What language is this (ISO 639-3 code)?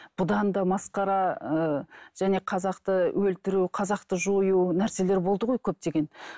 kaz